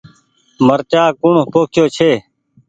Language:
Goaria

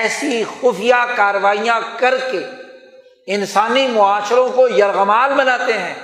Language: Urdu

